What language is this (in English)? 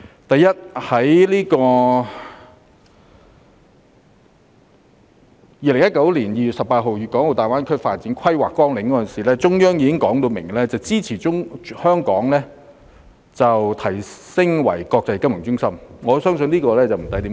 Cantonese